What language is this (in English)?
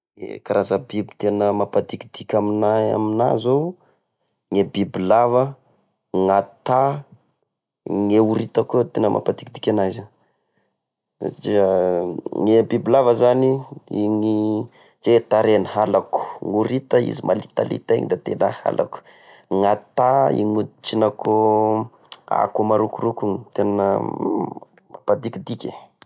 Tesaka Malagasy